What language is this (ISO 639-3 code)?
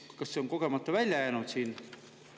est